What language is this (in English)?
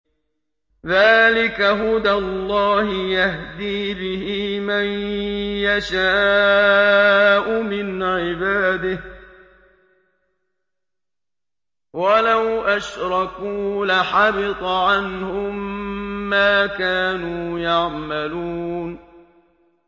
Arabic